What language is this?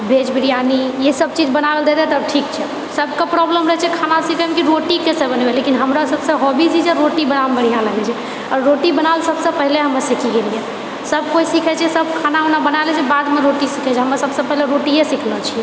Maithili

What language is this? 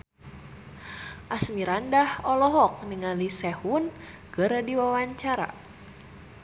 Sundanese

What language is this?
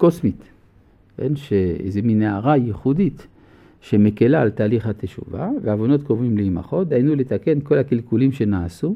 Hebrew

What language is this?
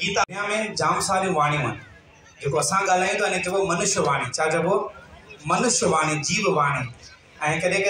Hindi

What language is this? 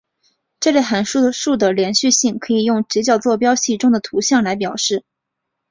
Chinese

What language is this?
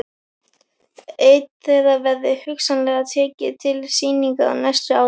Icelandic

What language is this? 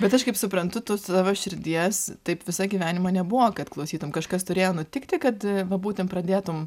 Lithuanian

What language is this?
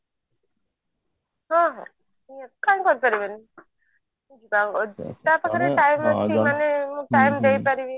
Odia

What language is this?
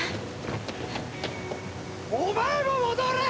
Japanese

